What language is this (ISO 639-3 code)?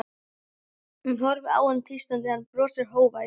isl